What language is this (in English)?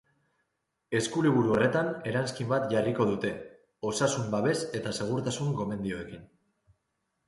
Basque